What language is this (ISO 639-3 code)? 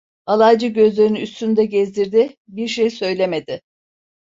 tur